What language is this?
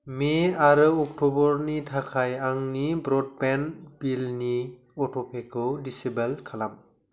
Bodo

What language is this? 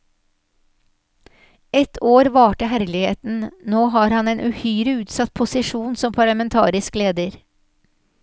Norwegian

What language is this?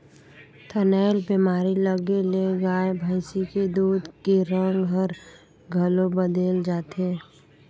Chhattisgarhi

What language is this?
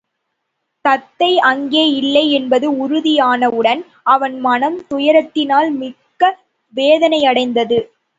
Tamil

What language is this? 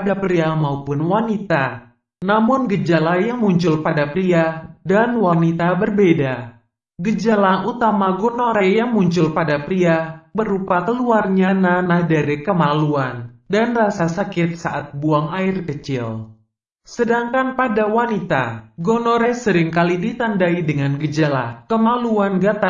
Indonesian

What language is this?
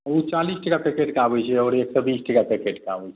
Maithili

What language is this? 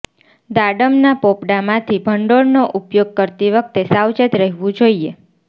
Gujarati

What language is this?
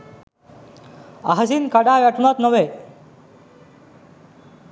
Sinhala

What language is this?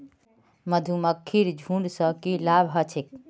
Magahi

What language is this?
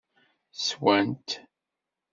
Kabyle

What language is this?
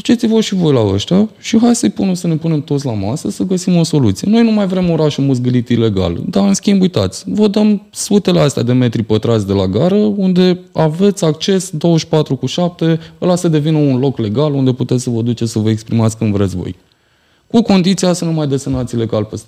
Romanian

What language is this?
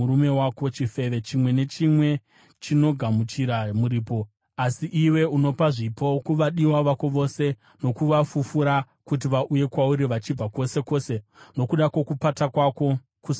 Shona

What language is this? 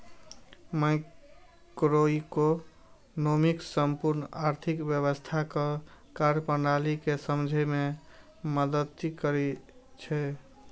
Maithili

